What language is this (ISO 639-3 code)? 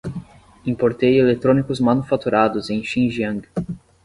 por